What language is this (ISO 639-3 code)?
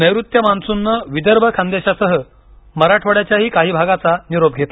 mar